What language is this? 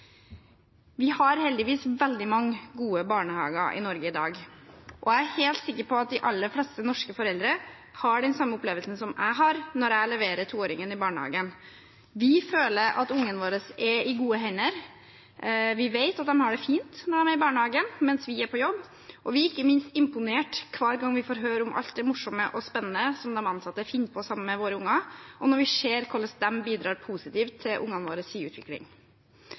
Norwegian Bokmål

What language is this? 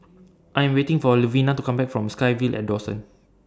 English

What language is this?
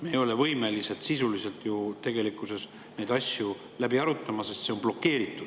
Estonian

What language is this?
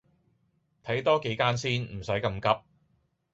Cantonese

